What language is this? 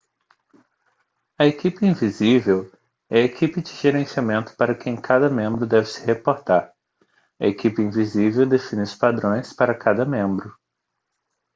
Portuguese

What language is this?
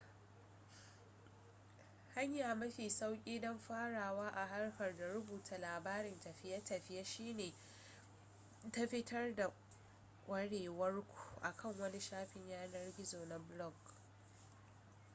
Hausa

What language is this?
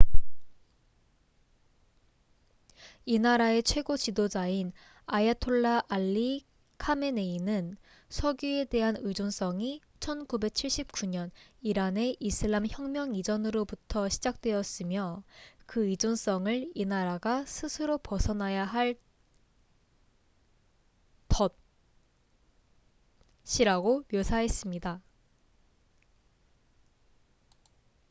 Korean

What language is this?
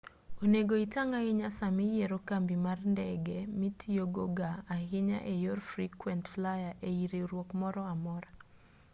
Luo (Kenya and Tanzania)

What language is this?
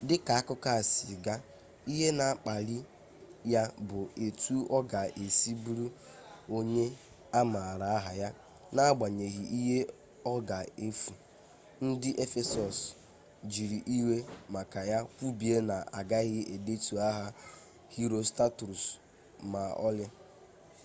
Igbo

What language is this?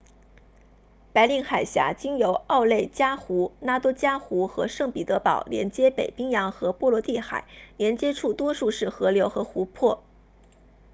Chinese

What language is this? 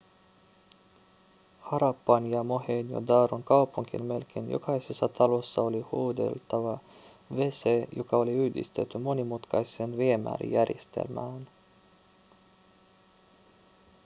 Finnish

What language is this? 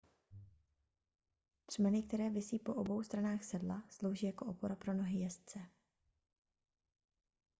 Czech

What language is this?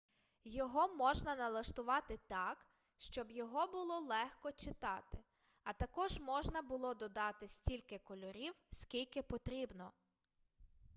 Ukrainian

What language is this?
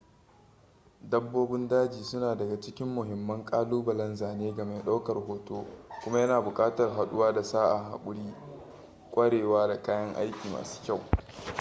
Hausa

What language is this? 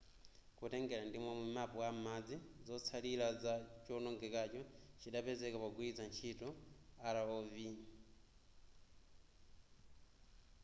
Nyanja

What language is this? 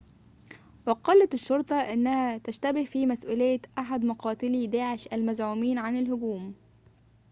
Arabic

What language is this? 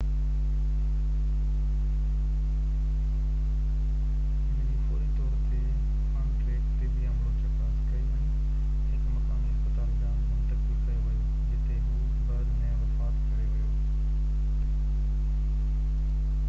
Sindhi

